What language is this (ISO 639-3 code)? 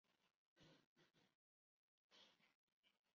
zho